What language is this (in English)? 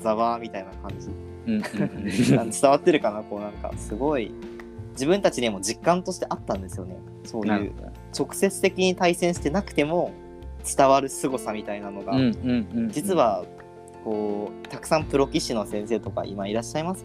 Japanese